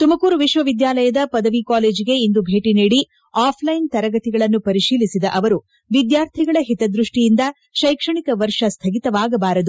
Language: Kannada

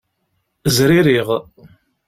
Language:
Kabyle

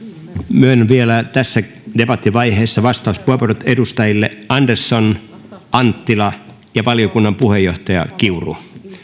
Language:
Finnish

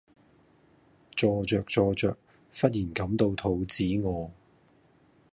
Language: Cantonese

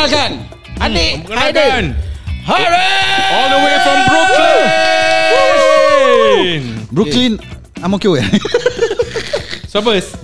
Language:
Malay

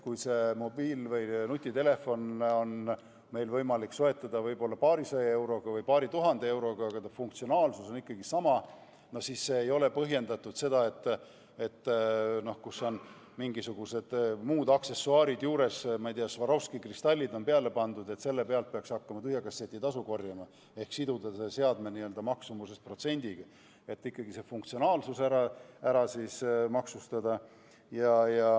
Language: Estonian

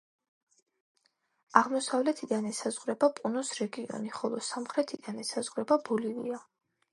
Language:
Georgian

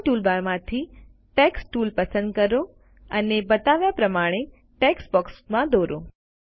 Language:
Gujarati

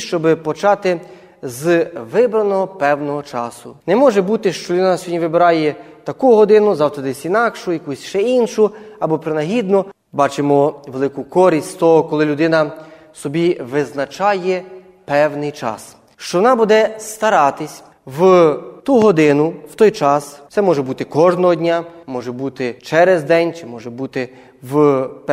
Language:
Ukrainian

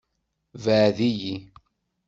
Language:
Kabyle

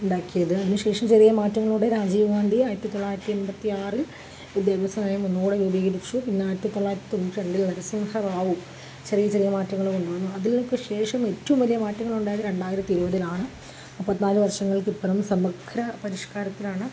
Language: Malayalam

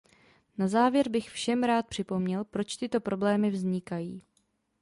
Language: Czech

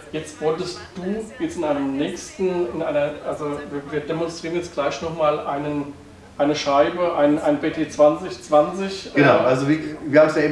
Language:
German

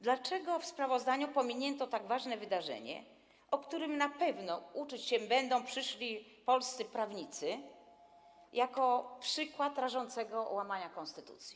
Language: Polish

